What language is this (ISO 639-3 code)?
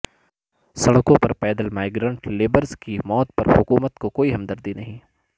urd